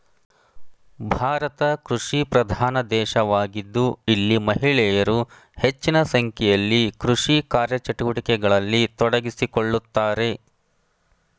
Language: Kannada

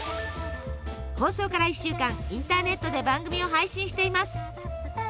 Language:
Japanese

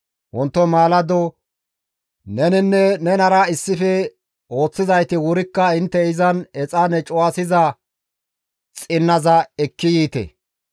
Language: Gamo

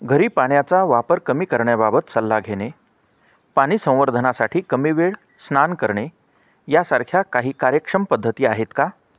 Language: Marathi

